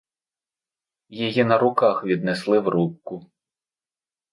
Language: Ukrainian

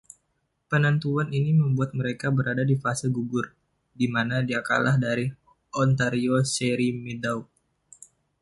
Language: Indonesian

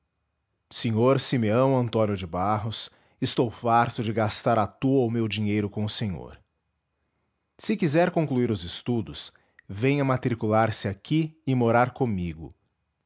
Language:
Portuguese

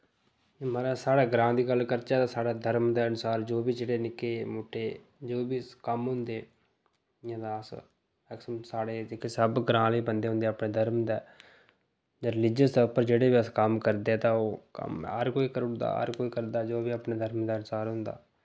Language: Dogri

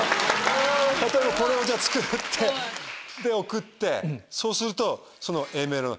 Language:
Japanese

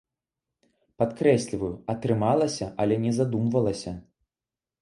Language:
Belarusian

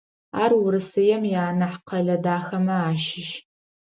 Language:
Adyghe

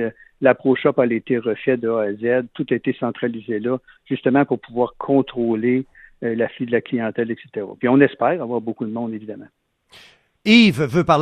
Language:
French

